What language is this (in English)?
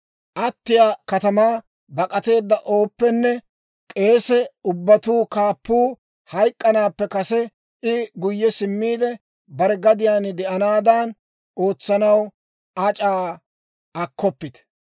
Dawro